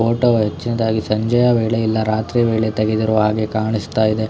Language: Kannada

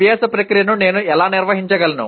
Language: Telugu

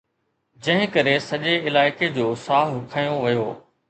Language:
Sindhi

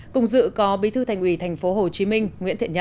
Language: Vietnamese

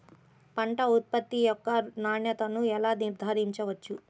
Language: Telugu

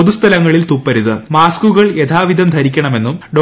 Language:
Malayalam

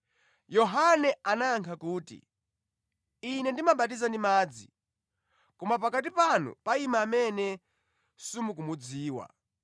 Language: Nyanja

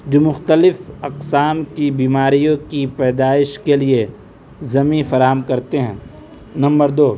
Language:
Urdu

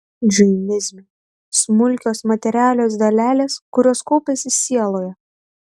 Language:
Lithuanian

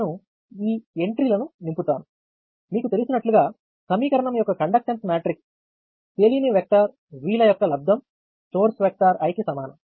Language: Telugu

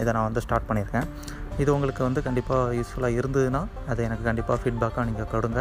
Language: Tamil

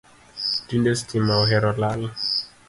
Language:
Luo (Kenya and Tanzania)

